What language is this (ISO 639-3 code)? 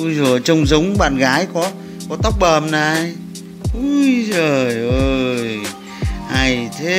vie